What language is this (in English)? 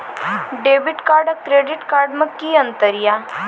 Maithili